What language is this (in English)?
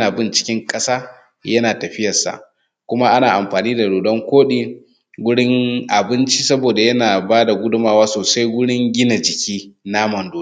Hausa